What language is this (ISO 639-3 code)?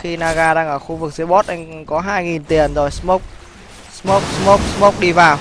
vie